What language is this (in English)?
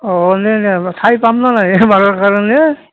Assamese